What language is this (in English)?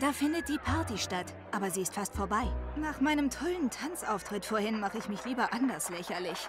German